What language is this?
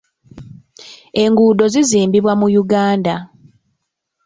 Ganda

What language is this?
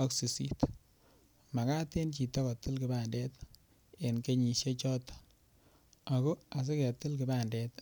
Kalenjin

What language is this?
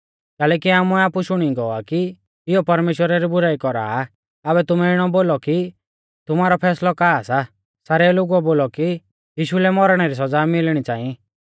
Mahasu Pahari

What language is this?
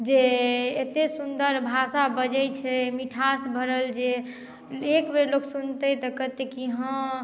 Maithili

